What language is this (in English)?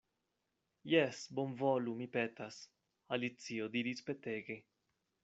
Esperanto